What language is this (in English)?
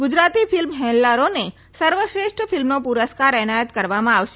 Gujarati